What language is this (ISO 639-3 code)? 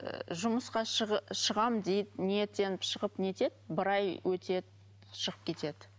kaz